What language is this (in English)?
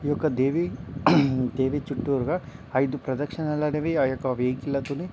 Telugu